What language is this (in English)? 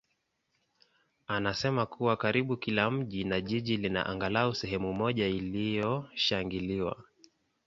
Swahili